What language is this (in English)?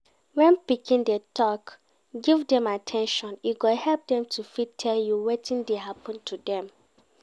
Nigerian Pidgin